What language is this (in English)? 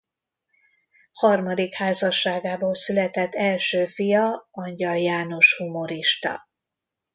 Hungarian